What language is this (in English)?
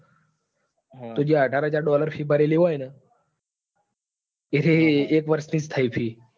Gujarati